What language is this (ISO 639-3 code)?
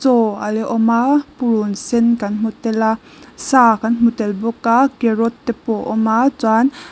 lus